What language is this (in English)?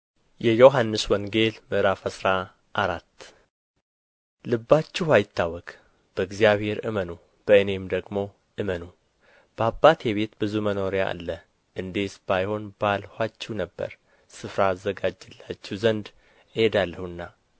Amharic